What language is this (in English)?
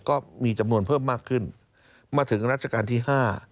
Thai